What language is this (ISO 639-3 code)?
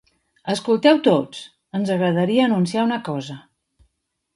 cat